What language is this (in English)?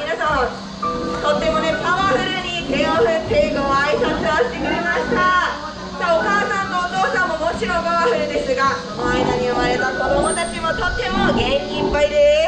Japanese